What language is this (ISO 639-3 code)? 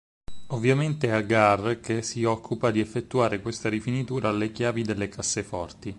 ita